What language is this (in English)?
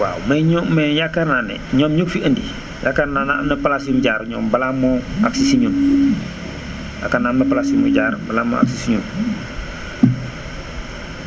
Wolof